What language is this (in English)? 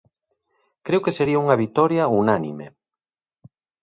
Galician